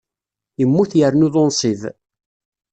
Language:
Kabyle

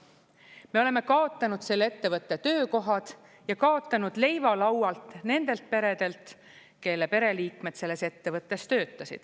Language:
Estonian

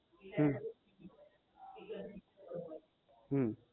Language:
Gujarati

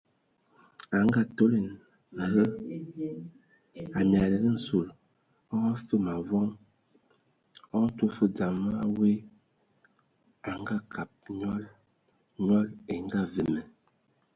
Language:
Ewondo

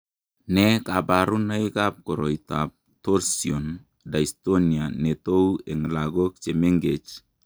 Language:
Kalenjin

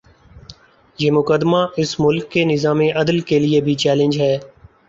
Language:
Urdu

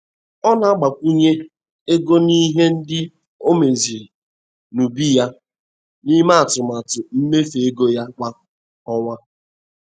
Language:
Igbo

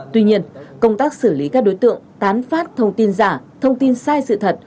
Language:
Vietnamese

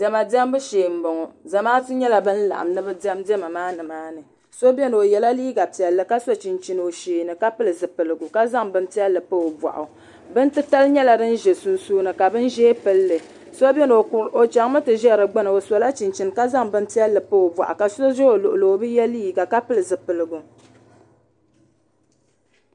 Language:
Dagbani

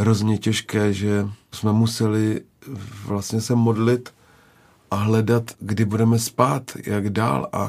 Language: Czech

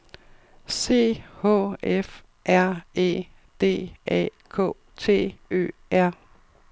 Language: Danish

